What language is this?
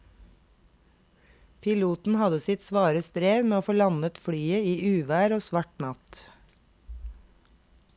Norwegian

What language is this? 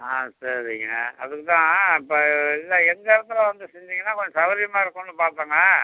Tamil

